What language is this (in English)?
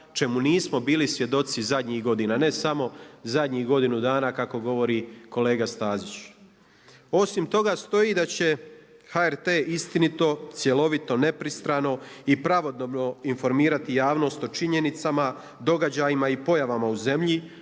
Croatian